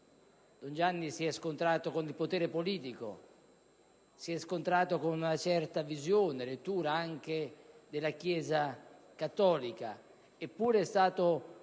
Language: Italian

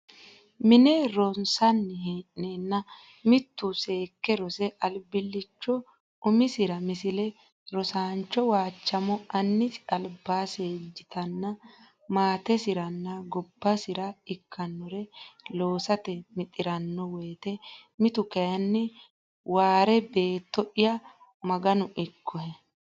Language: Sidamo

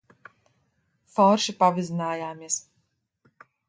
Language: Latvian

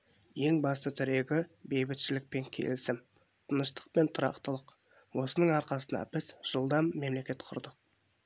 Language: Kazakh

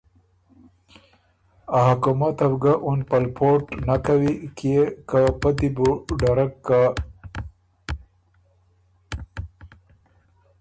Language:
Ormuri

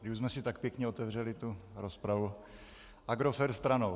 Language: Czech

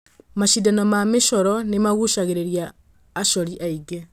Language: Kikuyu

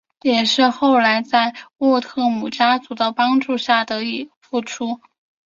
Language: Chinese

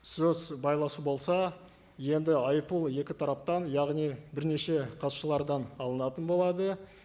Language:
Kazakh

